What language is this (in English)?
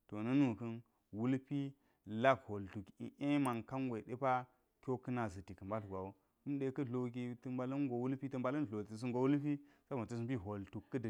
Geji